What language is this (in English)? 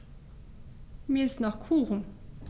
German